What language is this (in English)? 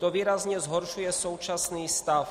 Czech